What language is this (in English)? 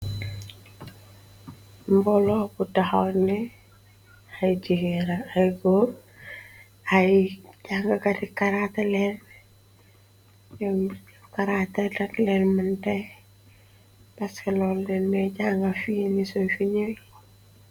Wolof